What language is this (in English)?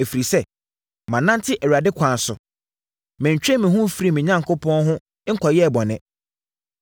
Akan